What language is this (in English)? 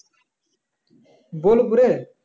Bangla